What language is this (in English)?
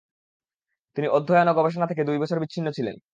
Bangla